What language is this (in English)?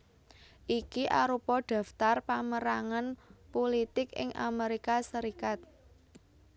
Javanese